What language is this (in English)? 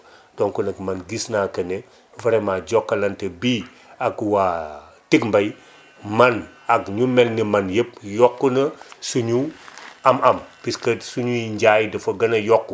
Wolof